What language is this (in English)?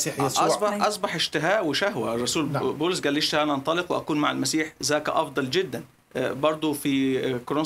Arabic